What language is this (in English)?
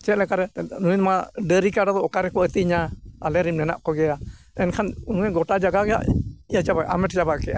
Santali